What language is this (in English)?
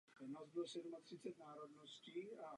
Czech